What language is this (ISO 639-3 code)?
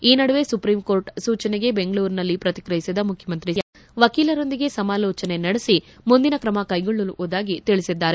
kan